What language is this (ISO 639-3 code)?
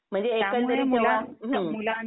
mar